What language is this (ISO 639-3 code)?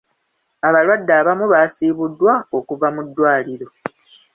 lug